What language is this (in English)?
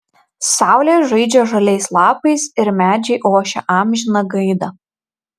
Lithuanian